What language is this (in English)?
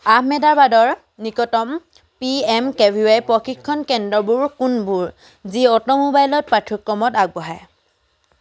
Assamese